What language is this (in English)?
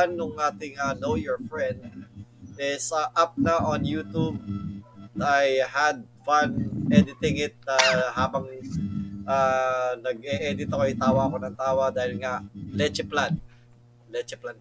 Filipino